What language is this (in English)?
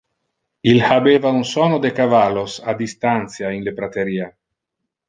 Interlingua